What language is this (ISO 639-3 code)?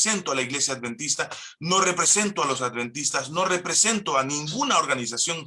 spa